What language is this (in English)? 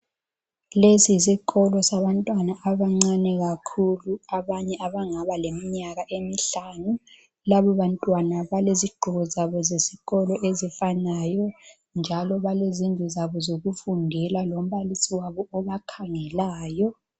North Ndebele